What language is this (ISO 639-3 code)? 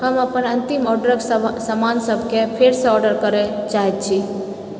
mai